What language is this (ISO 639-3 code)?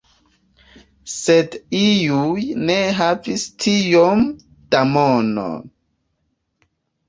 epo